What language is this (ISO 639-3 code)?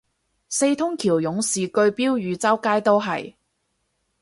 yue